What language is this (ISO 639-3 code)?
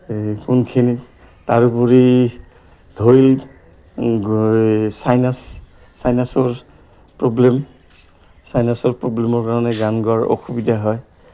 asm